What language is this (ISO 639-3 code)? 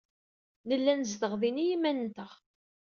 kab